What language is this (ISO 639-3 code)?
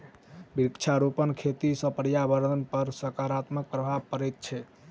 mai